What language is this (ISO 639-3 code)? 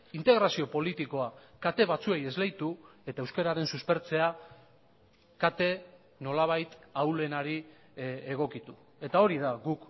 eus